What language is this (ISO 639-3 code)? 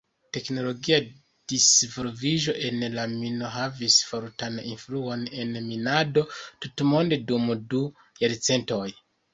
epo